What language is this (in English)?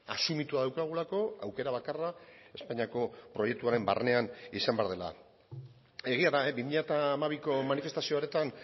Basque